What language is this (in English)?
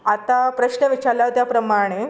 Konkani